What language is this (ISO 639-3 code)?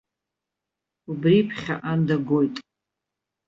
abk